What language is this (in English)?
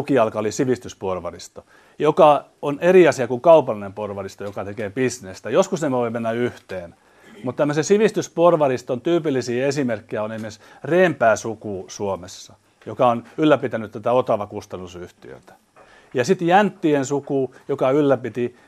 Finnish